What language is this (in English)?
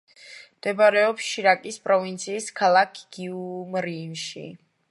Georgian